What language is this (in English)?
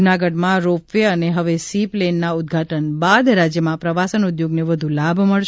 Gujarati